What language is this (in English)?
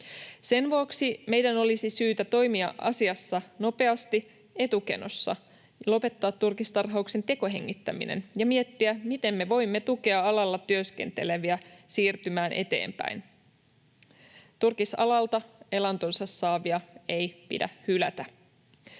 Finnish